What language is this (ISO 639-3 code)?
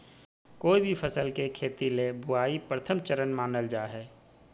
mag